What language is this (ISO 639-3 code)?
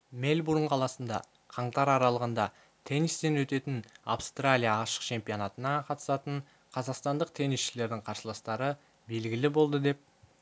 kaz